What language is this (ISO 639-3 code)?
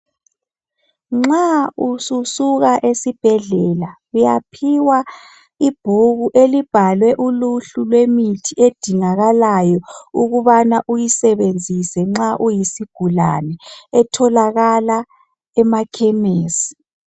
nde